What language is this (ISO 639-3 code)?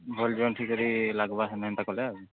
ori